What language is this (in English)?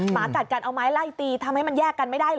Thai